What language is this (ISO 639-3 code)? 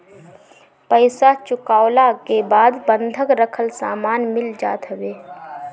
bho